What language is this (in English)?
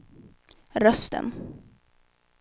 Swedish